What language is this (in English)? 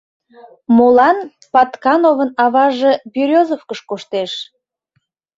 Mari